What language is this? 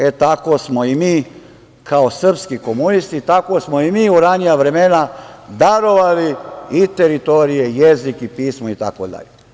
Serbian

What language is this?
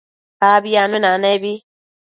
Matsés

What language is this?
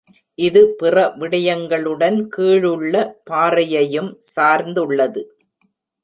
Tamil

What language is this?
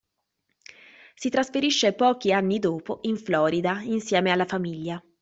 Italian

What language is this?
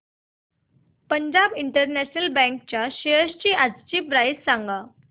Marathi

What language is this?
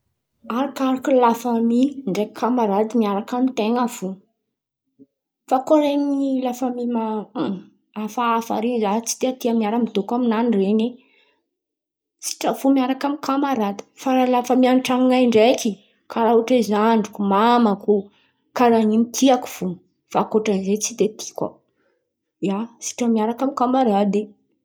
Antankarana Malagasy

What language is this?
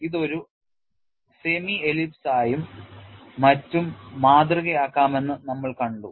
Malayalam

